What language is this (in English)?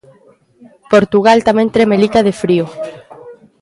Galician